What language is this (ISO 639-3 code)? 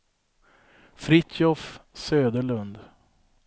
swe